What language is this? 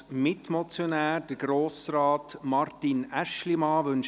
Swiss German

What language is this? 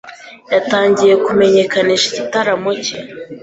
Kinyarwanda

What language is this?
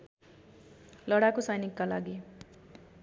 Nepali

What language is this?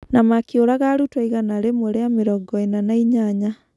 Kikuyu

